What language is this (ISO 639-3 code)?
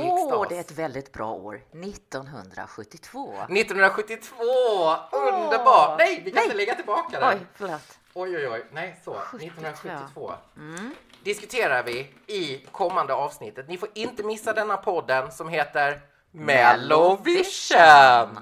swe